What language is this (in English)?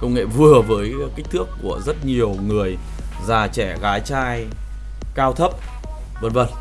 Vietnamese